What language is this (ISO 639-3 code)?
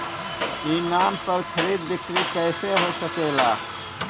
bho